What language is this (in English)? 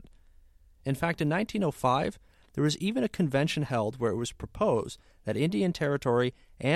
English